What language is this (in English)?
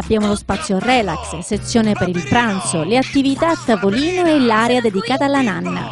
Italian